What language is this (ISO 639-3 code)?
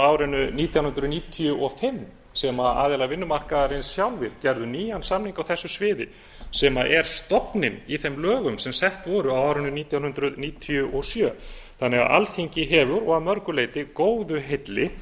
isl